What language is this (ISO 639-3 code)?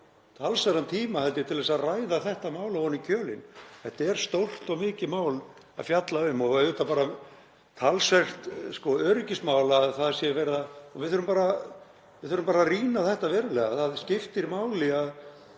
isl